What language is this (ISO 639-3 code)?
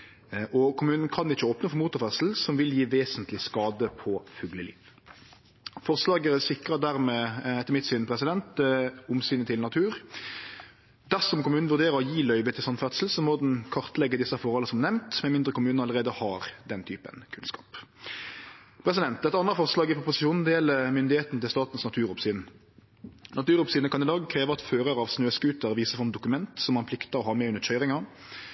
nno